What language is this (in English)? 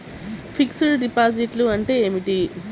Telugu